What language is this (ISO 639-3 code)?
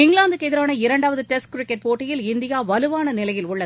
tam